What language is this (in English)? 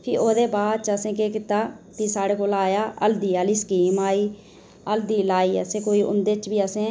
Dogri